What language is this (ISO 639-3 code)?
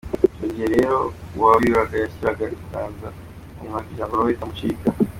kin